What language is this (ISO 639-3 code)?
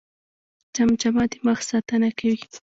pus